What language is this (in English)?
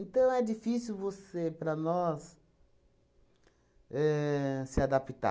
Portuguese